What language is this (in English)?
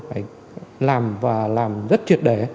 Vietnamese